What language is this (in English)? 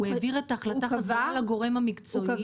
Hebrew